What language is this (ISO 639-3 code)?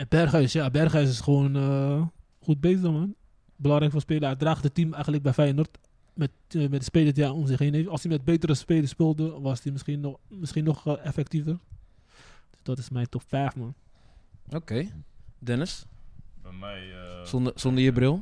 nld